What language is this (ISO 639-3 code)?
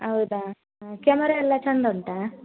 kan